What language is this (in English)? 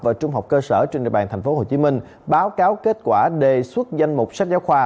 Vietnamese